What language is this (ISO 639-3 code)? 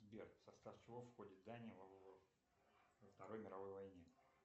rus